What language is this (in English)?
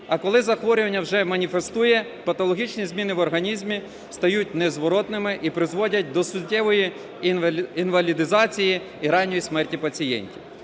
Ukrainian